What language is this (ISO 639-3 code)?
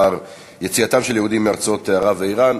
heb